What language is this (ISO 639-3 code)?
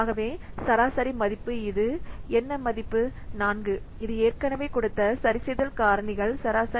tam